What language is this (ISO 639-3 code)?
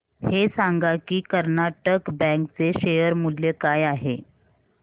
mar